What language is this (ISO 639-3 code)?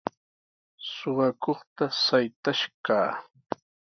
qws